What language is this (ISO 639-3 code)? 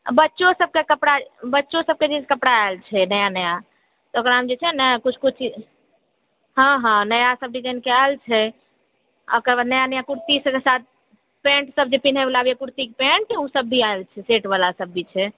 mai